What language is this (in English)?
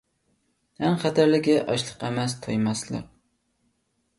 Uyghur